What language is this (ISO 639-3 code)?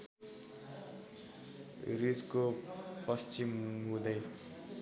nep